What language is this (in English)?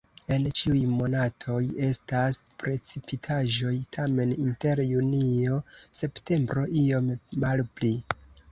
Esperanto